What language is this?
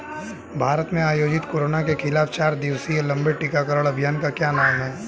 Hindi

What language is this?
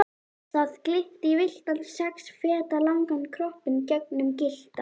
Icelandic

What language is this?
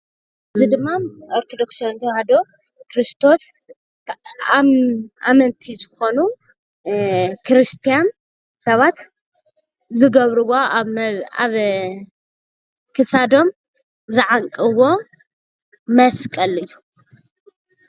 Tigrinya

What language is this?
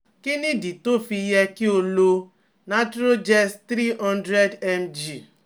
Yoruba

